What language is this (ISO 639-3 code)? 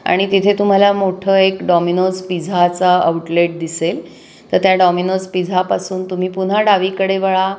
mar